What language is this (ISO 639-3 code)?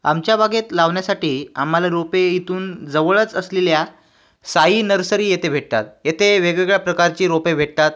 mar